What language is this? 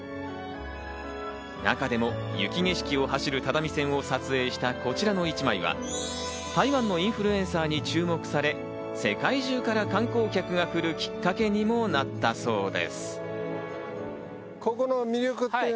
Japanese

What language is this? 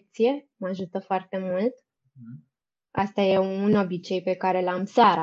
Romanian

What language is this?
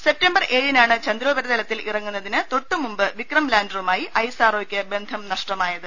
Malayalam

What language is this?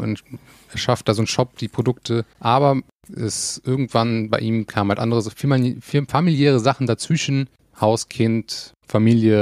German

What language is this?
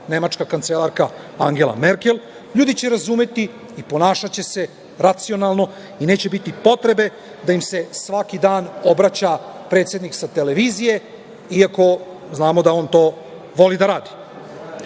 Serbian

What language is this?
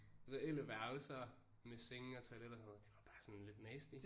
Danish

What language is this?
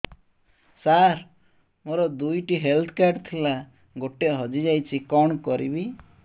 Odia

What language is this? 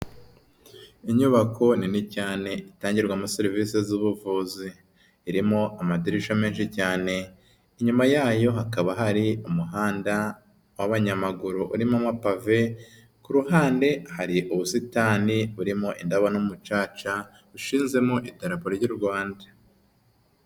Kinyarwanda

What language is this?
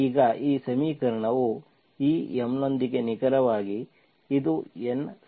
Kannada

